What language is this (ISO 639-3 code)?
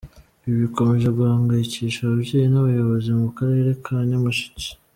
kin